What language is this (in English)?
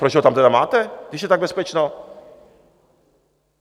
Czech